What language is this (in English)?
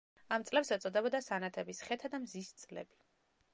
Georgian